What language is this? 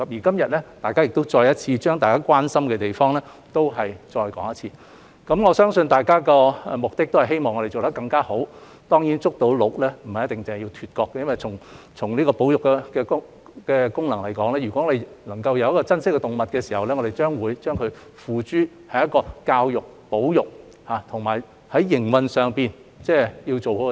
Cantonese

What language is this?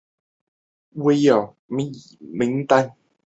Chinese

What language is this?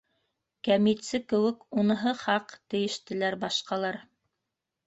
Bashkir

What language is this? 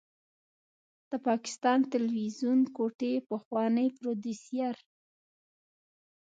Pashto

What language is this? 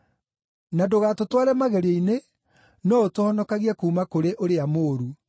Kikuyu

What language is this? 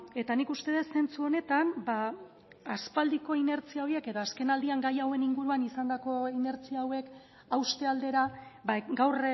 Basque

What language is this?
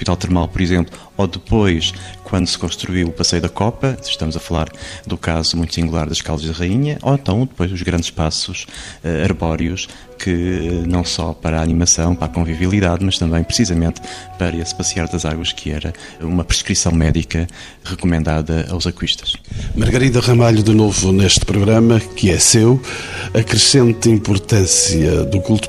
Portuguese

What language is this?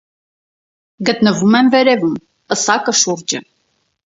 Armenian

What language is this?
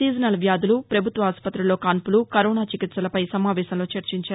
Telugu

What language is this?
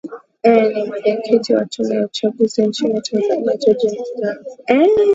Swahili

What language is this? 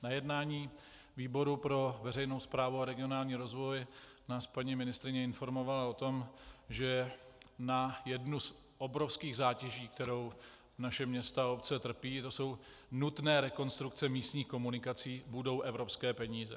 Czech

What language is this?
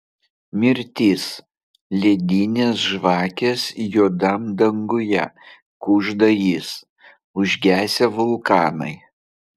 Lithuanian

